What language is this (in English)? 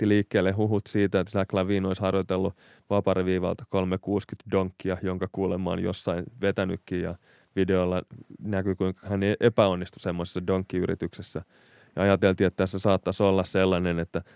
Finnish